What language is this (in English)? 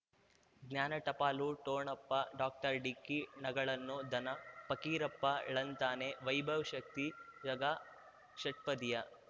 Kannada